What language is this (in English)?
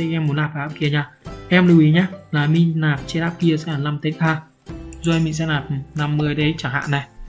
Vietnamese